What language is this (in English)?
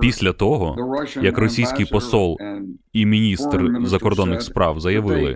Ukrainian